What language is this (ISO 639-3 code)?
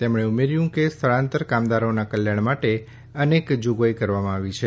guj